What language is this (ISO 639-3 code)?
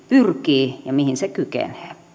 fin